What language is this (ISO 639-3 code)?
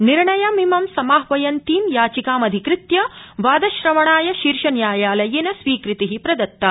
san